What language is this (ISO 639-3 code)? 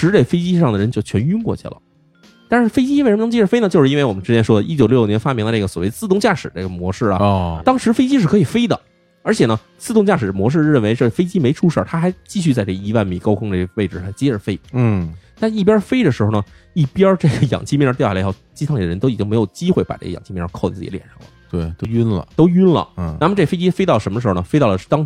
zho